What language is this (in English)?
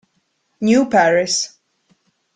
Italian